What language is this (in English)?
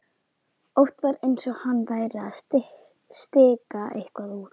Icelandic